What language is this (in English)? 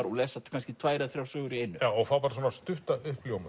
Icelandic